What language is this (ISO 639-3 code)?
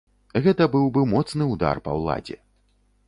bel